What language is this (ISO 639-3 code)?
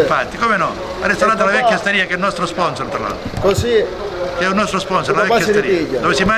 ita